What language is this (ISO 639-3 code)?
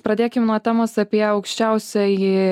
lit